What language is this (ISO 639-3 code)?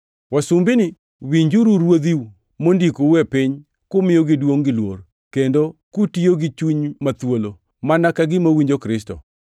luo